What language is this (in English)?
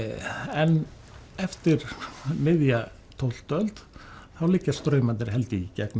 Icelandic